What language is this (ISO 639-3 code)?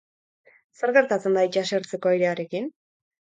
eus